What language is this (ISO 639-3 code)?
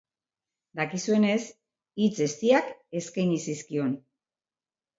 eus